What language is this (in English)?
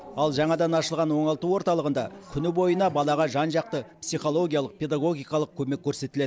Kazakh